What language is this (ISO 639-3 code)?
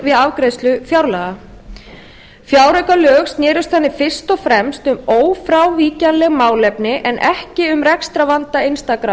isl